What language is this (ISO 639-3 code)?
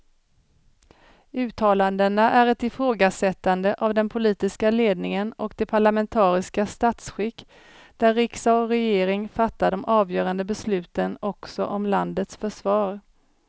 swe